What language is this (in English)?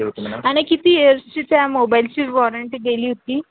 Marathi